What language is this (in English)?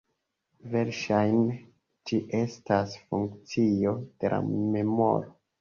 Esperanto